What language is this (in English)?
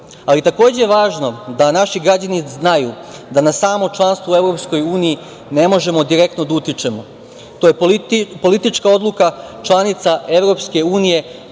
Serbian